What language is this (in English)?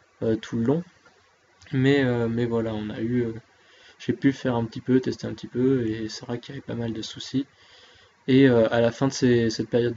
French